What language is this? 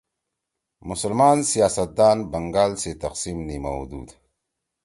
Torwali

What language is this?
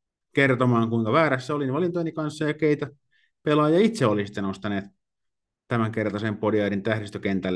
Finnish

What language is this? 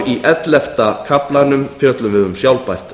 Icelandic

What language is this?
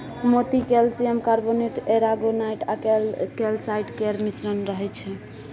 Maithili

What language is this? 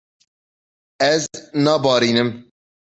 Kurdish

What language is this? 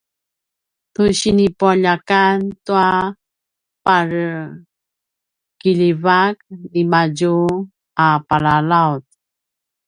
Paiwan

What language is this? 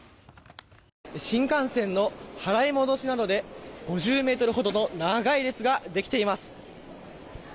Japanese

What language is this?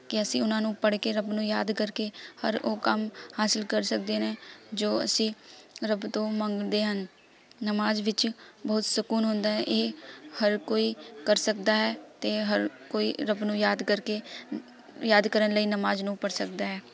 Punjabi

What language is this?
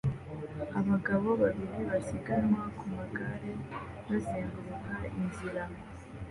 Kinyarwanda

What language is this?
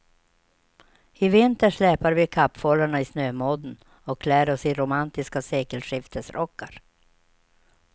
Swedish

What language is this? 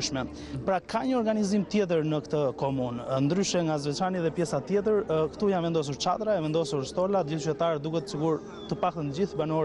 Romanian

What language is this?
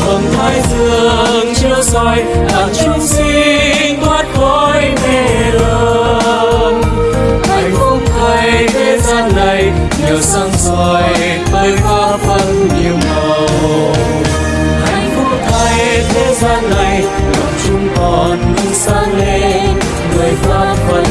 Vietnamese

